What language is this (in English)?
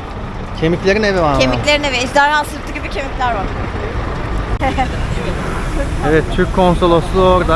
Turkish